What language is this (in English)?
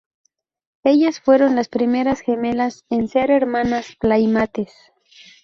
Spanish